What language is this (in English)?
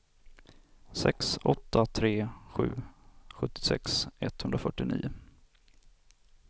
Swedish